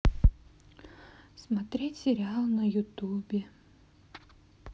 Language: Russian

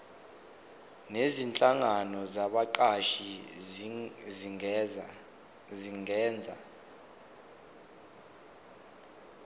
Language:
Zulu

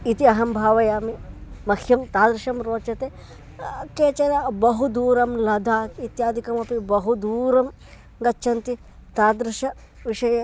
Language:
Sanskrit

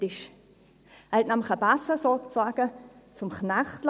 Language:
Swiss German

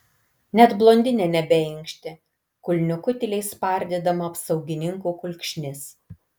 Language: Lithuanian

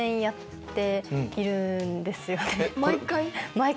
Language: Japanese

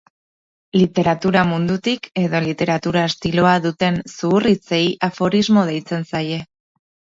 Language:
Basque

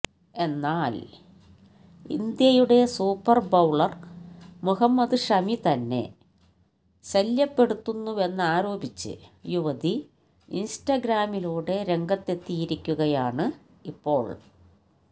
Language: Malayalam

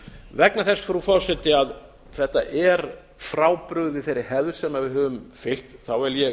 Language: Icelandic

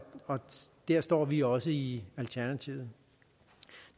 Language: Danish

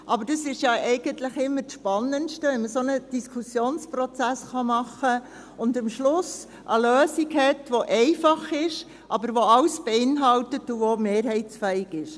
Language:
Swiss German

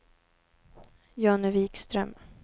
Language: Swedish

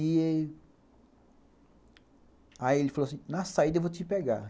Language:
Portuguese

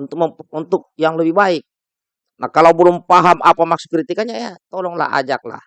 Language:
Indonesian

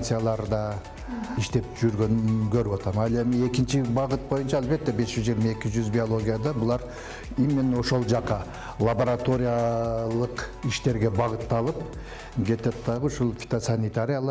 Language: Turkish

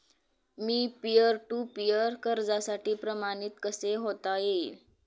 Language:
Marathi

